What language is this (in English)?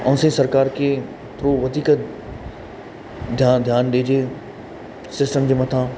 Sindhi